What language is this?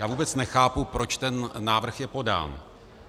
Czech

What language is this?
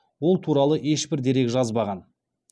Kazakh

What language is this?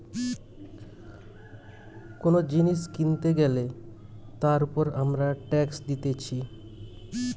Bangla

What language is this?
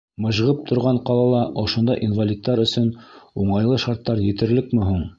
Bashkir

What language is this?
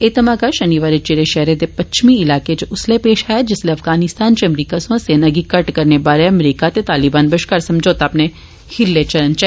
Dogri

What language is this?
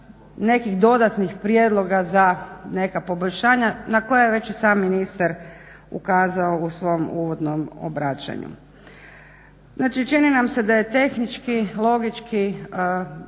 Croatian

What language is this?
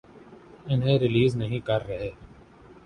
Urdu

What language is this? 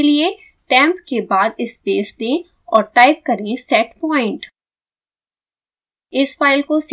Hindi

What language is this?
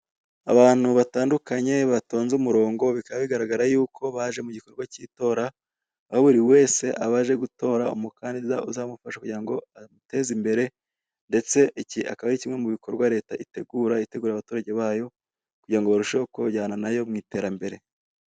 Kinyarwanda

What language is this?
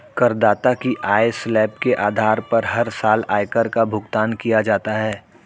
Hindi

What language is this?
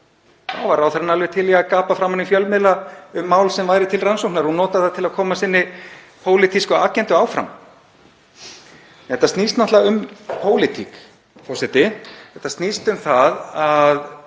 Icelandic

